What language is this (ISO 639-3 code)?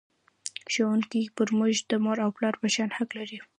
pus